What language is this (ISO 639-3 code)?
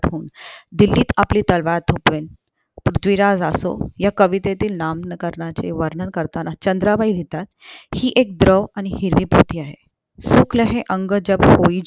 mar